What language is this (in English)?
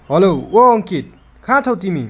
Nepali